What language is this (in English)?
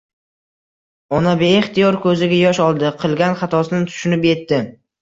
Uzbek